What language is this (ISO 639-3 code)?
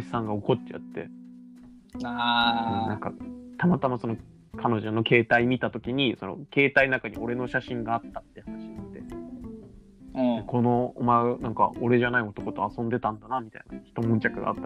jpn